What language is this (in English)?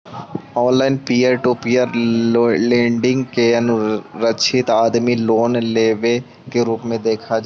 Magahi